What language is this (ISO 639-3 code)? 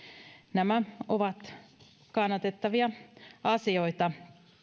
fin